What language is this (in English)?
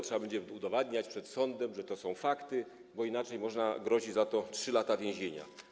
Polish